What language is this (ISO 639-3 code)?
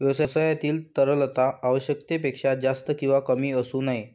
mar